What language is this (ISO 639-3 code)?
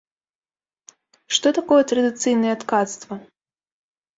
bel